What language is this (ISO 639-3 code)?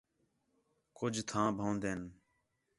xhe